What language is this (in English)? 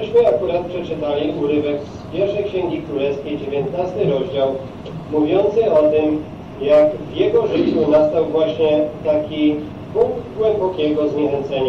Polish